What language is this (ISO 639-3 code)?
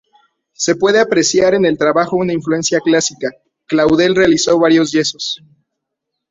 spa